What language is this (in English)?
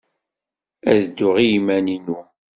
Kabyle